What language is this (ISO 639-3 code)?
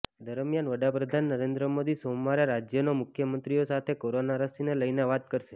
guj